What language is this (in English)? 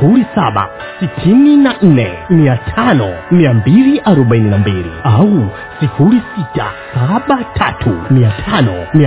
Swahili